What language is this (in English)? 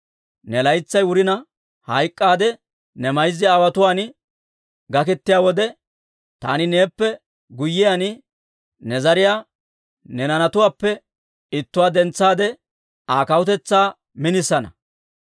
Dawro